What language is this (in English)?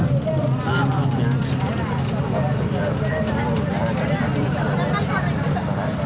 Kannada